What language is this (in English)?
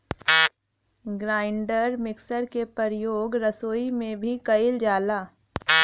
Bhojpuri